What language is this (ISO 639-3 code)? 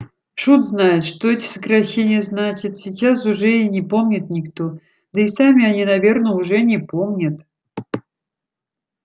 rus